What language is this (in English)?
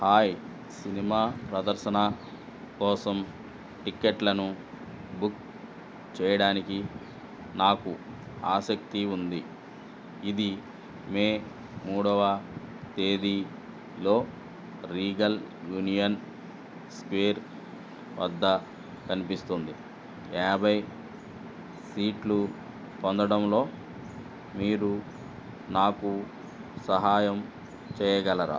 Telugu